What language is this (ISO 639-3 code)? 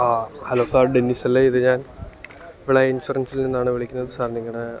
mal